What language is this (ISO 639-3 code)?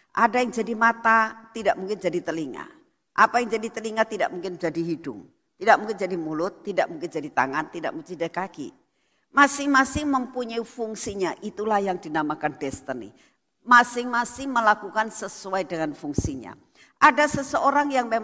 ind